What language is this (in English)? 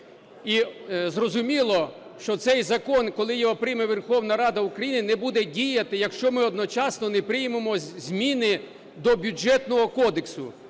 Ukrainian